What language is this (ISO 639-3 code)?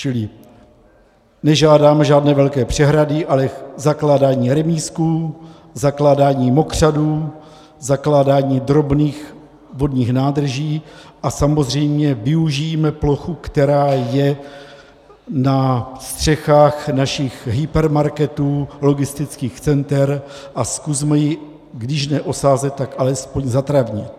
ces